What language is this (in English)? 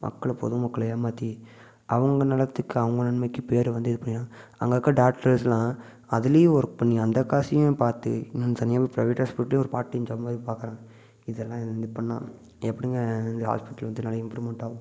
Tamil